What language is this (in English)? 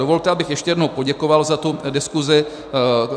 Czech